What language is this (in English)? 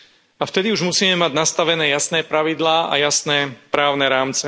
Slovak